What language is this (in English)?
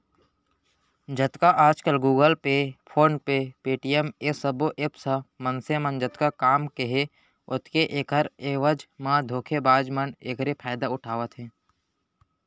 Chhattisgarhi